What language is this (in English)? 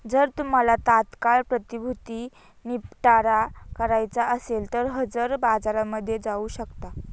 Marathi